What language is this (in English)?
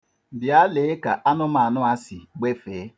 Igbo